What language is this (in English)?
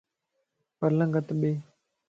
Lasi